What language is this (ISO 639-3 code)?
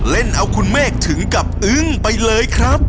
tha